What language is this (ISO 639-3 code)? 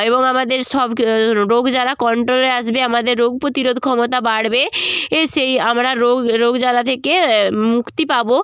ben